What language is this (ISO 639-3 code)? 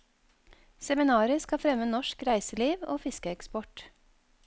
nor